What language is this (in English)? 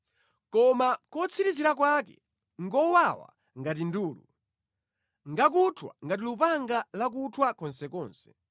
Nyanja